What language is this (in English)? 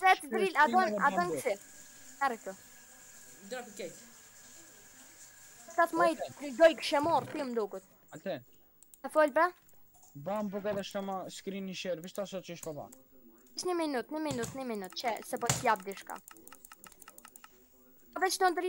Romanian